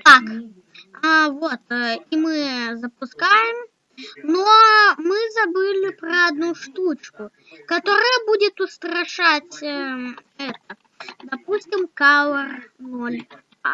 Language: Russian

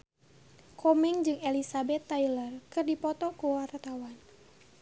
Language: Sundanese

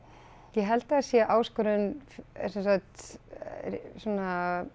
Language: Icelandic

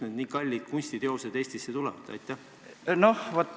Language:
Estonian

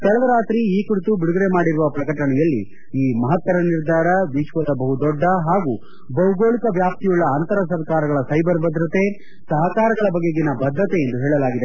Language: Kannada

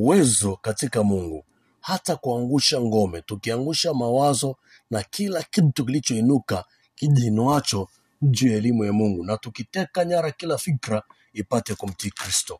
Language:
Swahili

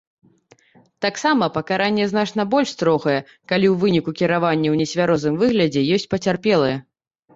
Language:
Belarusian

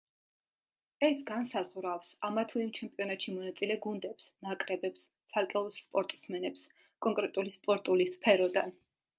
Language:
Georgian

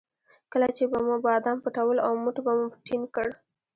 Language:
Pashto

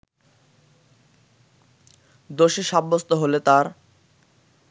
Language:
Bangla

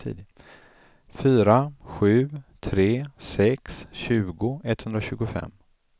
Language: Swedish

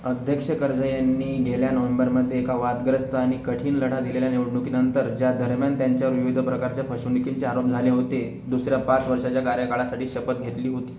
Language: Marathi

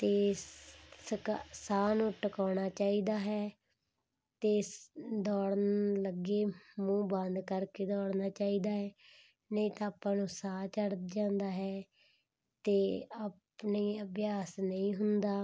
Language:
Punjabi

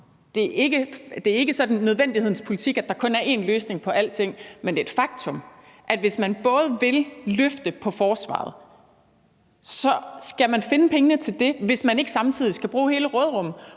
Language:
Danish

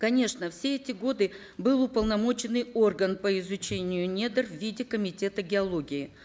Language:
Kazakh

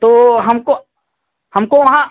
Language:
Hindi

